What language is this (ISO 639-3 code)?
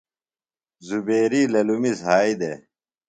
phl